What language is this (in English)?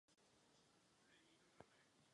Czech